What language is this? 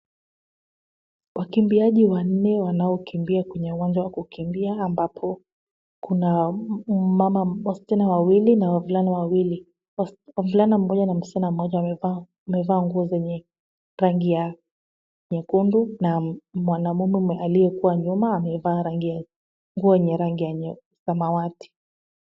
Swahili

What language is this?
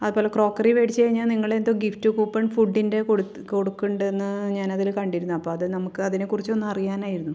Malayalam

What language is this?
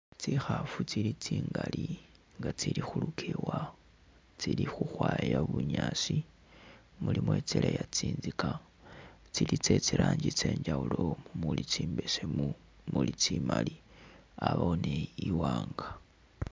Masaaba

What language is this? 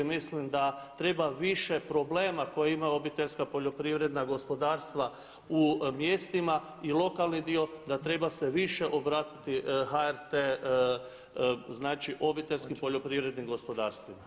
Croatian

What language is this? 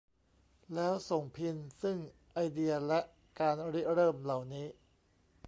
Thai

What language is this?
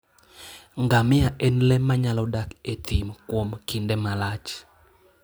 Luo (Kenya and Tanzania)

